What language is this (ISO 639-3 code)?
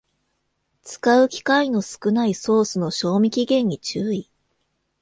jpn